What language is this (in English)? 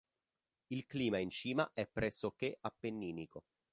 Italian